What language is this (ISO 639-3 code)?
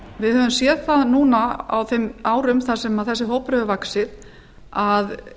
isl